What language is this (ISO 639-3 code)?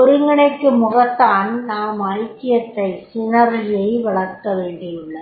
tam